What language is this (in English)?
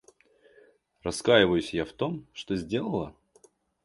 Russian